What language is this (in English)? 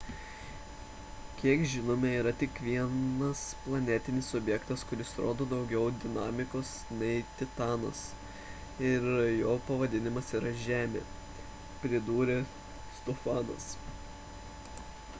Lithuanian